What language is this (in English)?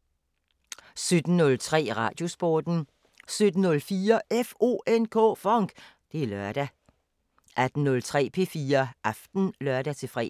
Danish